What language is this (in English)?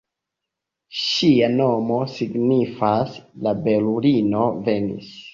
Esperanto